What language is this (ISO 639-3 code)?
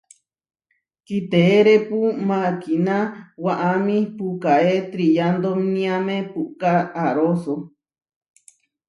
var